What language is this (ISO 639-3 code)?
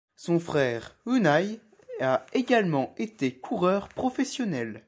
fra